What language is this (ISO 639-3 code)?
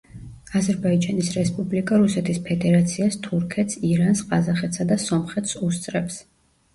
kat